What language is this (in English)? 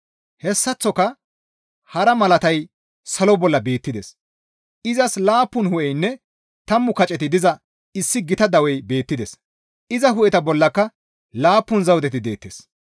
Gamo